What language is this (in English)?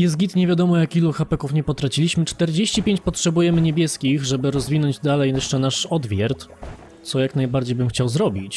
Polish